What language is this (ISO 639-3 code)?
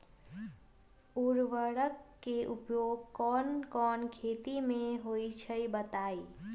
mag